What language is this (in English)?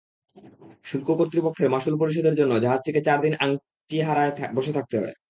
Bangla